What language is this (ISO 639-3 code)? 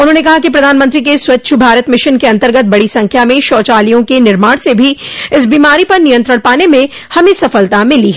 hin